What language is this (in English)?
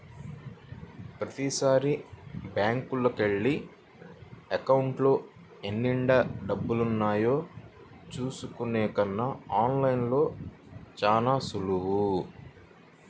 Telugu